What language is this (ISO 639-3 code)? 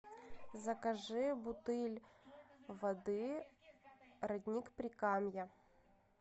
rus